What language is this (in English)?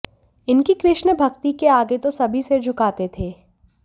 Hindi